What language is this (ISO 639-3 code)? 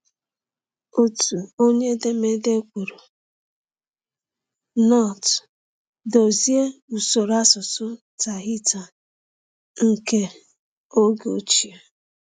ibo